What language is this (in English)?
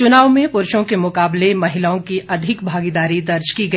Hindi